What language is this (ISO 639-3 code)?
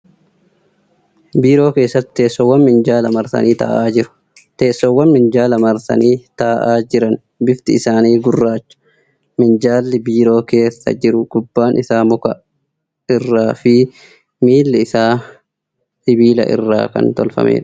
orm